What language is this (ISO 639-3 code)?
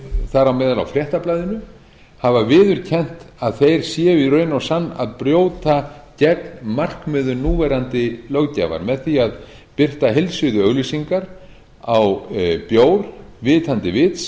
isl